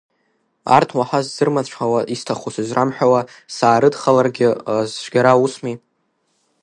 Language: Abkhazian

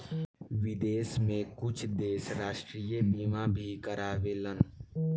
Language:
Bhojpuri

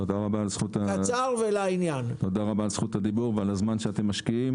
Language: Hebrew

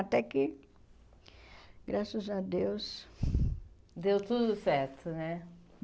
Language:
Portuguese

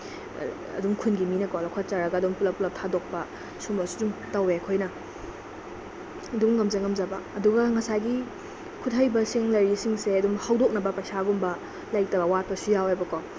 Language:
Manipuri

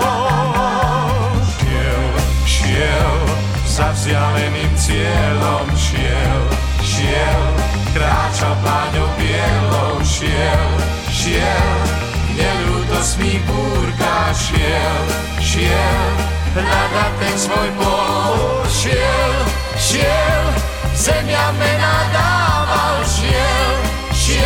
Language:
Slovak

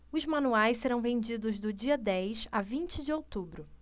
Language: Portuguese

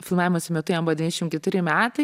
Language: Lithuanian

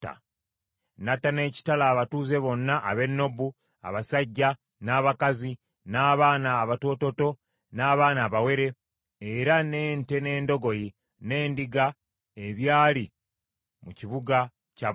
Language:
Ganda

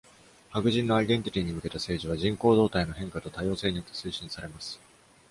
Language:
Japanese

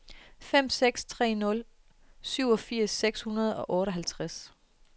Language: Danish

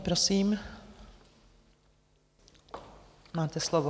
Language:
Czech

